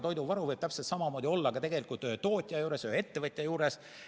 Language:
Estonian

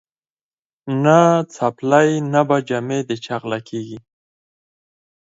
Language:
Pashto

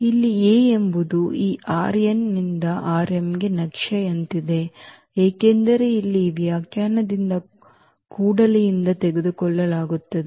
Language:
Kannada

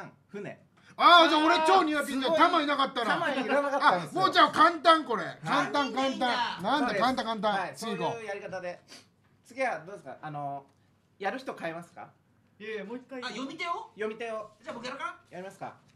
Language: Japanese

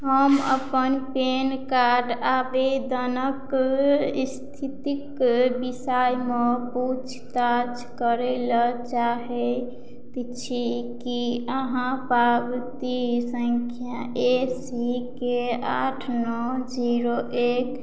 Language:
Maithili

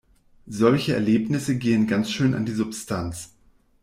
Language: German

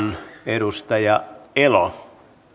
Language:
Finnish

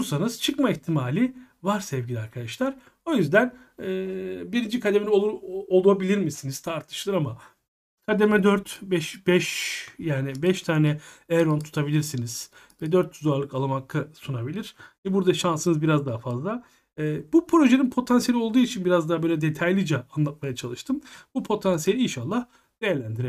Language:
Turkish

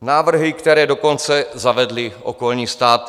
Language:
Czech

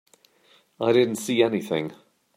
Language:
English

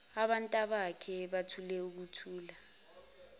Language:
Zulu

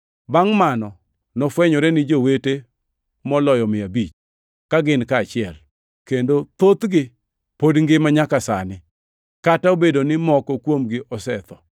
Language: Luo (Kenya and Tanzania)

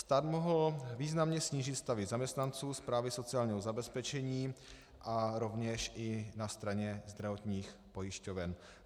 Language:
Czech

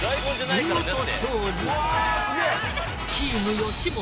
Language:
Japanese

